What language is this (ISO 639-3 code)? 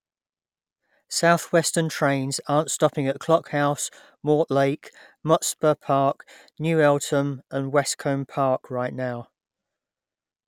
eng